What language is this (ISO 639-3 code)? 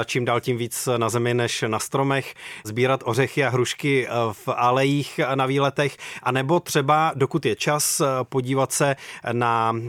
ces